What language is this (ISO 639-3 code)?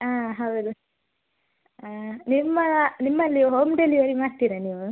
kan